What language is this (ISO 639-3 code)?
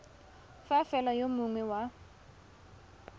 tsn